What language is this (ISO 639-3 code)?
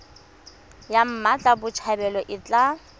tsn